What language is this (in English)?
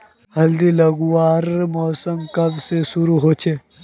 Magahi